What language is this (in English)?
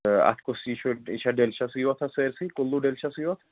Kashmiri